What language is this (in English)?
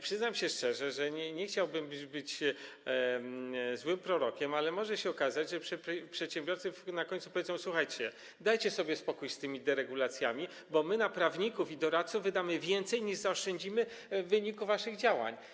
Polish